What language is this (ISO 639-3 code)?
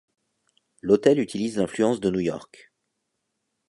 fra